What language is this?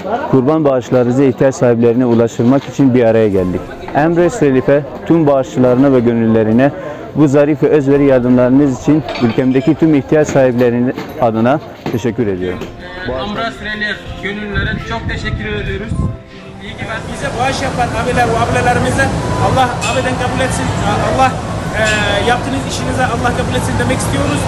Turkish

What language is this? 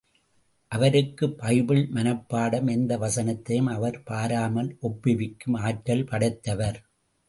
Tamil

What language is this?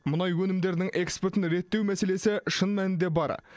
Kazakh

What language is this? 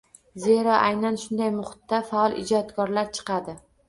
Uzbek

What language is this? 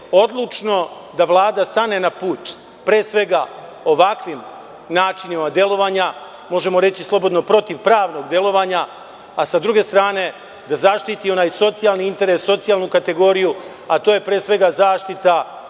Serbian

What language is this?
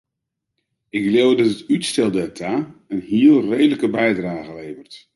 Western Frisian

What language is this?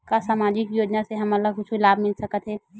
Chhattisgarhi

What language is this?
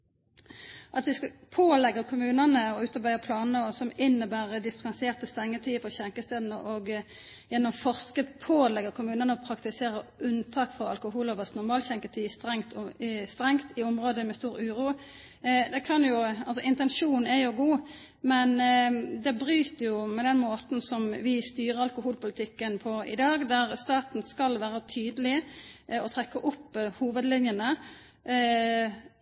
Norwegian Nynorsk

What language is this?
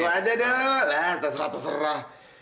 Indonesian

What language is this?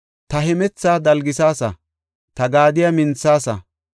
Gofa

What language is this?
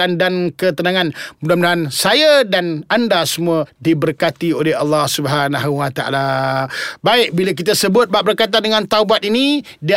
Malay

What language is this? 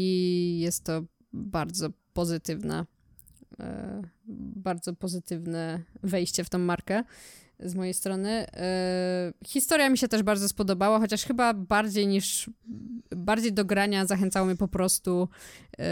Polish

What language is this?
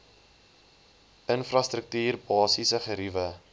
Afrikaans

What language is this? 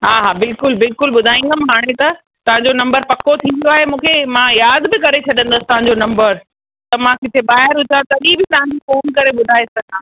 Sindhi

